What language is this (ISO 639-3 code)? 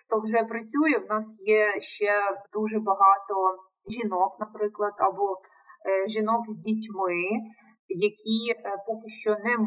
ukr